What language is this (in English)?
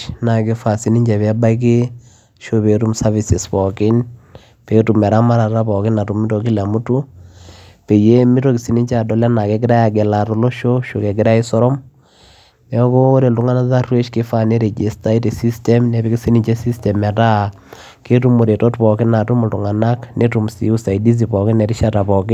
Masai